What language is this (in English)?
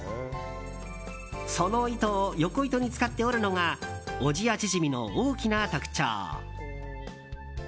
Japanese